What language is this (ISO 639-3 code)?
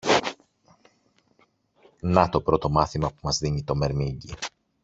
ell